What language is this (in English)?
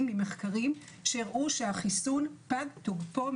Hebrew